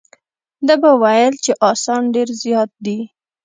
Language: Pashto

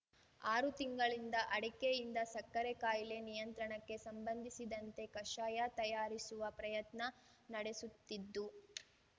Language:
Kannada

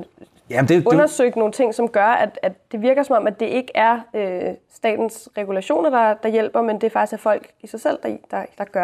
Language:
Danish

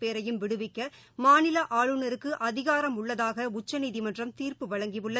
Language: Tamil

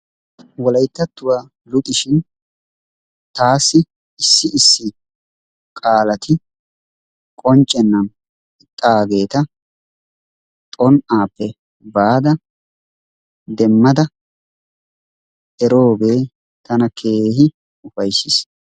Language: Wolaytta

